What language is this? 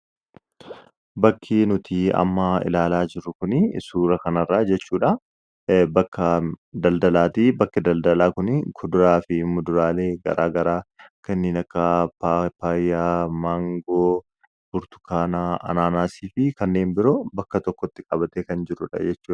Oromo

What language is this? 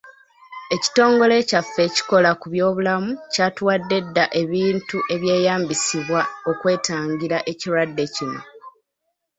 Ganda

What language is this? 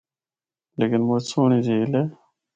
Northern Hindko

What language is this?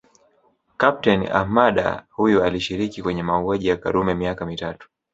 Swahili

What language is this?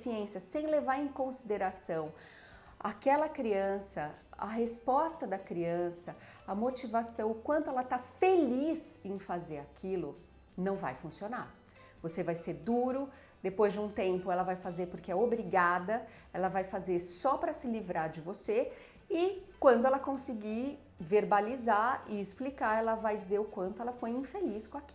Portuguese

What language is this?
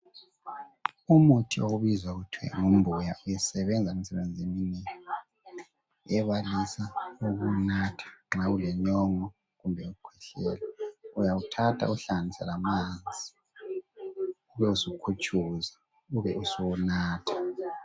North Ndebele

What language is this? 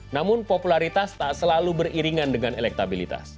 Indonesian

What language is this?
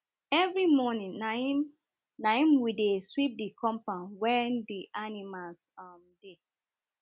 Nigerian Pidgin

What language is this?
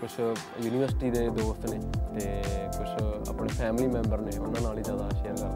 Punjabi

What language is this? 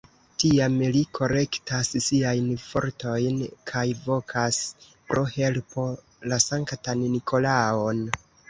Esperanto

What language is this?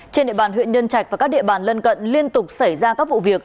Vietnamese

